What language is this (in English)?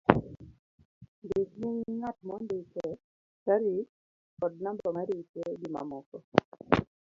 Luo (Kenya and Tanzania)